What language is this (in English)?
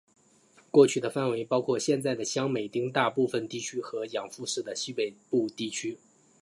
Chinese